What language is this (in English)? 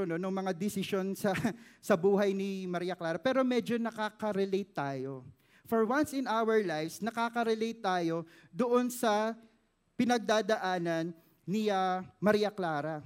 Filipino